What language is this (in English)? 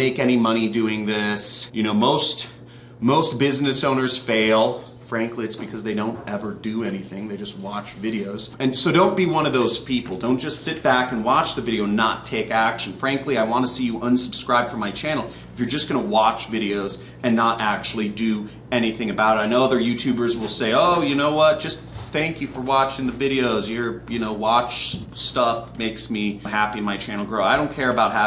English